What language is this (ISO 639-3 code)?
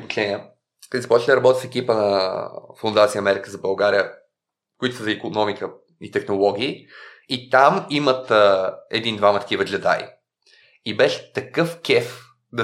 bul